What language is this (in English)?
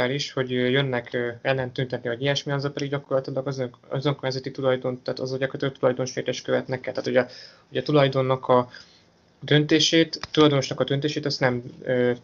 Hungarian